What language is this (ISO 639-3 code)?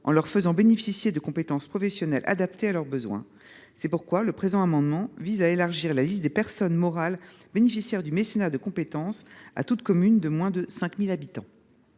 fra